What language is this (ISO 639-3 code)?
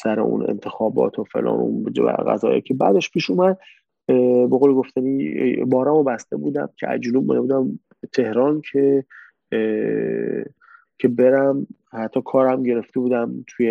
fas